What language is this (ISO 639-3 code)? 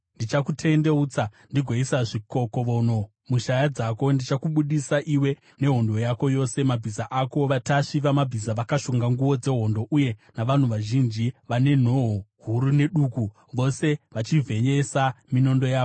sna